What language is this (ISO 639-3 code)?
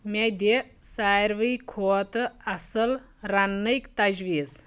kas